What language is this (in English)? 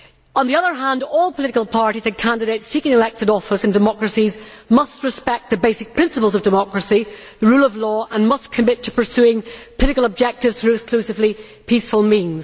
English